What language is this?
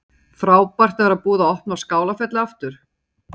Icelandic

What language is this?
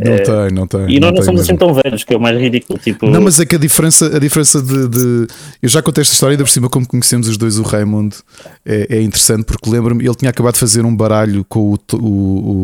Portuguese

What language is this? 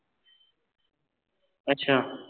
Punjabi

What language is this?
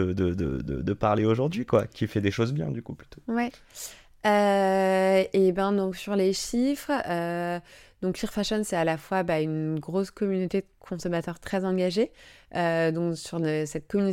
French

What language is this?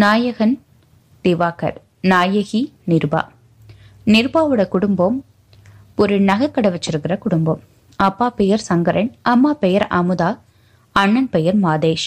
Tamil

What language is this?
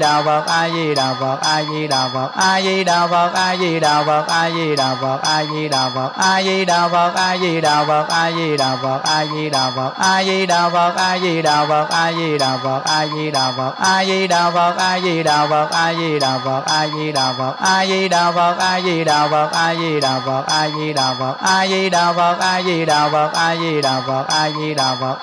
Vietnamese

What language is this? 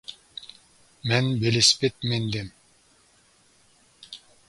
Uyghur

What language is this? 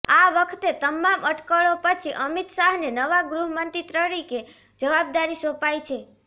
Gujarati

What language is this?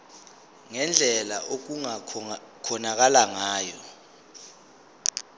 Zulu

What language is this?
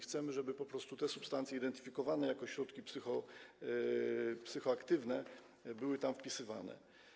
Polish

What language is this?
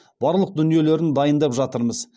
Kazakh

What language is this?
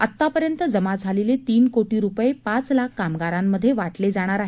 Marathi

